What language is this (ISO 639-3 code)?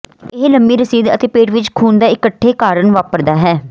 pan